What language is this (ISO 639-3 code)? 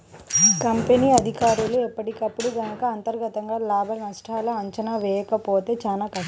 tel